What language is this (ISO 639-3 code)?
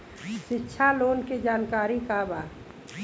bho